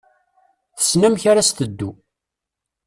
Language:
Kabyle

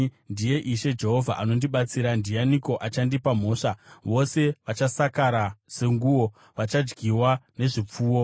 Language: Shona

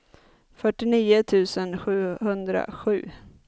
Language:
Swedish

